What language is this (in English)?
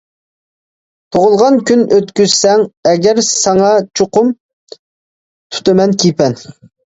Uyghur